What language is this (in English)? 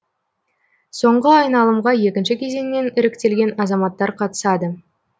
Kazakh